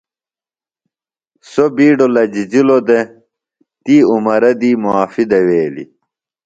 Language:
Phalura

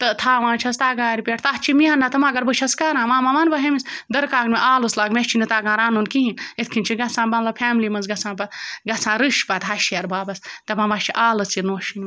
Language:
Kashmiri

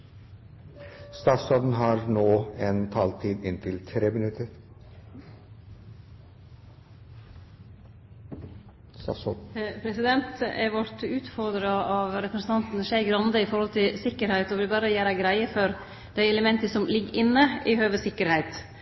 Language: Norwegian Nynorsk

